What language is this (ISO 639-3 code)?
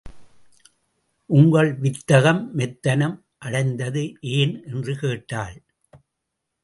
tam